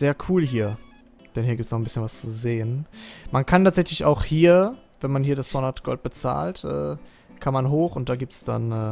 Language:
German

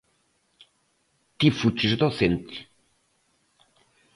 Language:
Galician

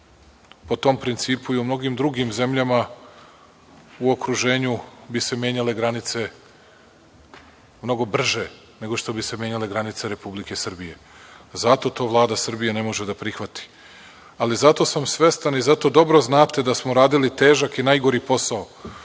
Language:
Serbian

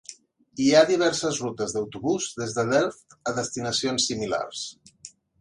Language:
Catalan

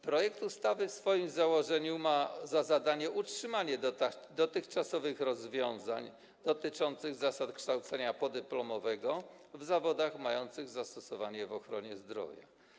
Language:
Polish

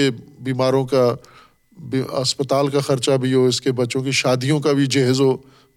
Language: Urdu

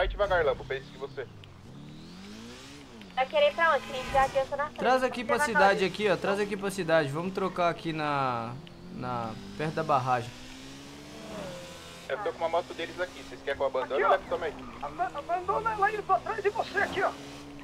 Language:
Portuguese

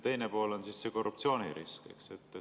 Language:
Estonian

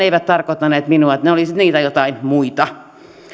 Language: Finnish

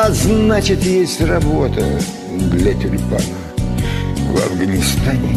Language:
Russian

